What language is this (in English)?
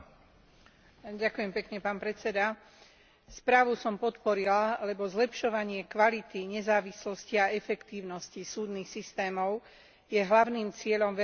Slovak